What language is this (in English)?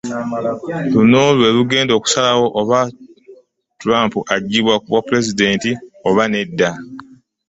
Ganda